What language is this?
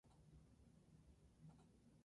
Spanish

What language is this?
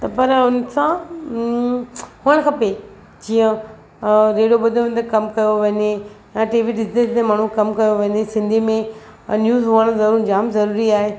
Sindhi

